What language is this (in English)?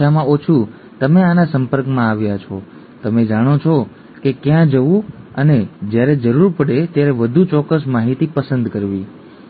Gujarati